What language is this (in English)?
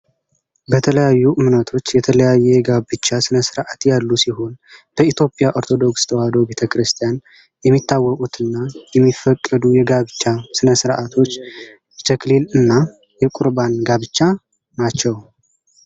Amharic